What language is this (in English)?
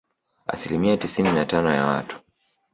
Swahili